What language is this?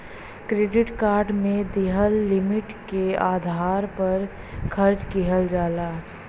Bhojpuri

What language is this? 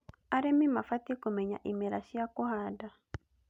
Kikuyu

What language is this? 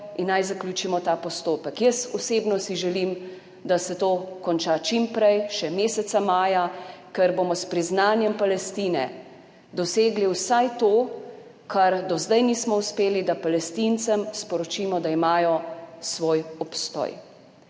Slovenian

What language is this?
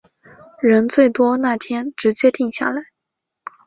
Chinese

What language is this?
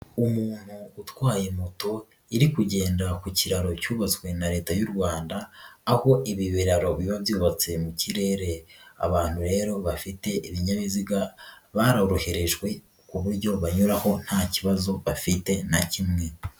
Kinyarwanda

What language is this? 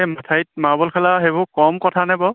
Assamese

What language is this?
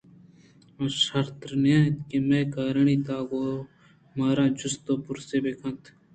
Eastern Balochi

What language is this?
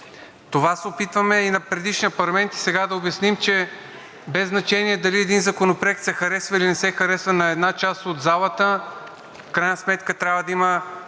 Bulgarian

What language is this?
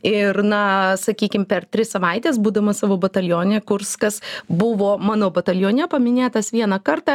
Lithuanian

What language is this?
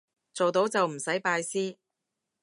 Cantonese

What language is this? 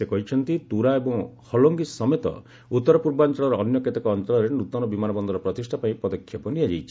Odia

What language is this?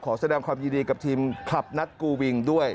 Thai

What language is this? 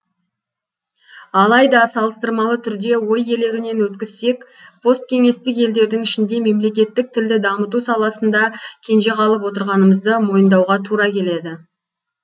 Kazakh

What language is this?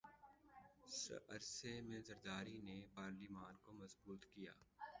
Urdu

